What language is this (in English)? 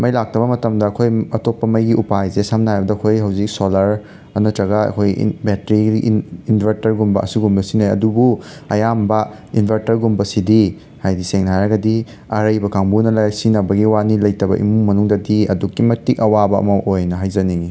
Manipuri